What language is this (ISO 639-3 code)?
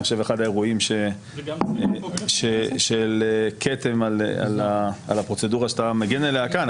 heb